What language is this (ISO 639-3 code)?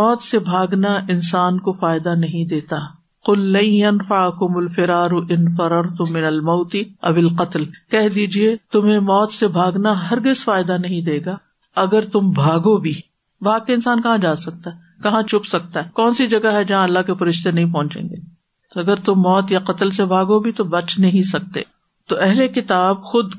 urd